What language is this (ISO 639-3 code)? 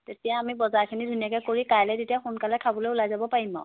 asm